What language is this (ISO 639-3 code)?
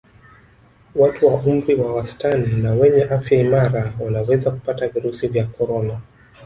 swa